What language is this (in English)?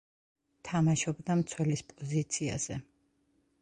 Georgian